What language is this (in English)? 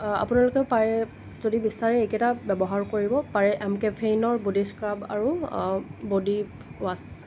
Assamese